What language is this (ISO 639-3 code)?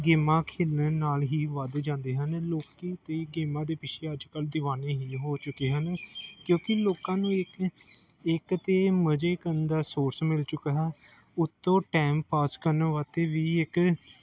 pan